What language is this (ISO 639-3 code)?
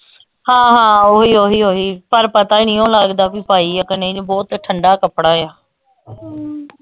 pan